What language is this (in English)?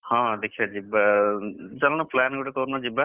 Odia